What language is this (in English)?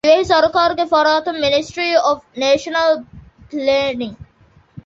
Divehi